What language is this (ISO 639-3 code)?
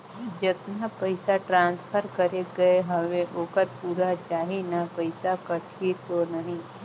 hne